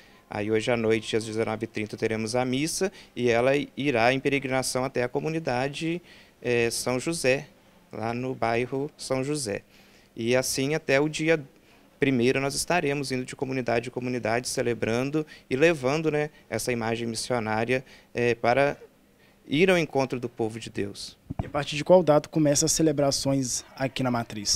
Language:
Portuguese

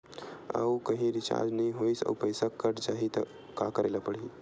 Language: Chhattisgarhi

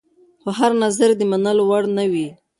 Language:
Pashto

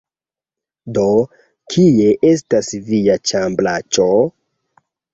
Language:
Esperanto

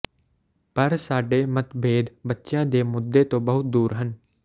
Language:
Punjabi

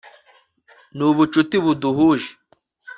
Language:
Kinyarwanda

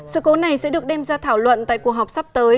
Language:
Vietnamese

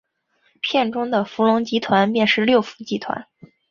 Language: Chinese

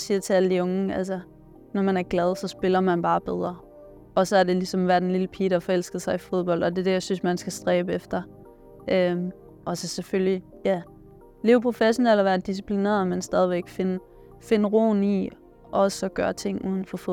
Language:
Danish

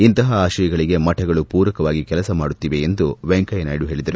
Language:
Kannada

